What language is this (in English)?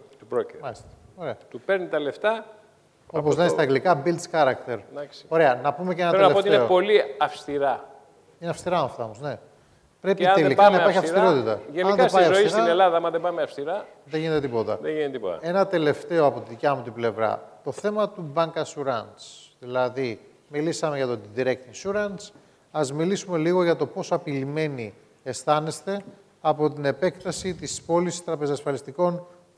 Greek